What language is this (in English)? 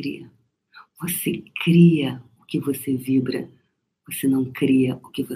Portuguese